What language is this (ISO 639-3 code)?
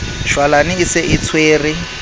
sot